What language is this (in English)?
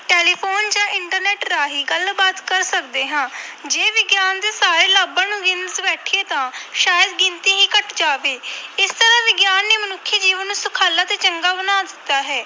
Punjabi